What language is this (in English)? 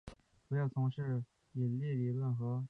Chinese